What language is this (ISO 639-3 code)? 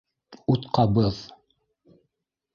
bak